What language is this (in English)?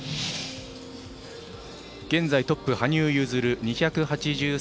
Japanese